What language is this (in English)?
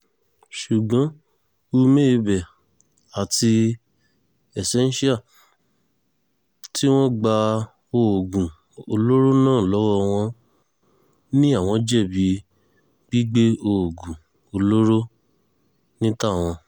Yoruba